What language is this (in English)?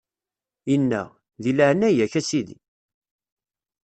Kabyle